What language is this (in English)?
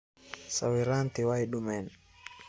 Somali